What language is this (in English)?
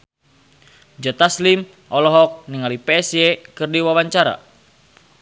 Sundanese